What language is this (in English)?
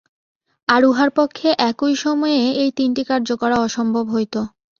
Bangla